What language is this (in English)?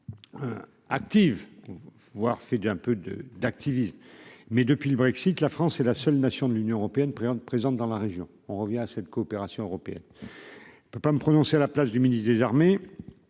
French